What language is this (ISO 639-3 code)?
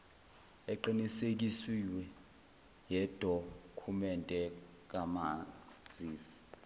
zul